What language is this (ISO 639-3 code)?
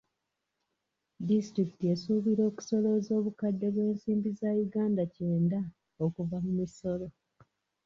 lug